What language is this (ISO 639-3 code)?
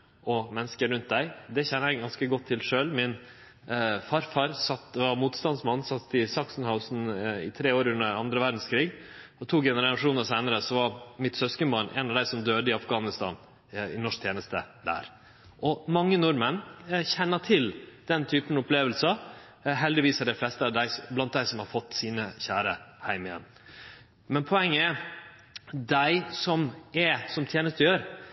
nno